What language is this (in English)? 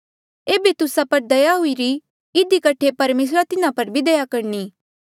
Mandeali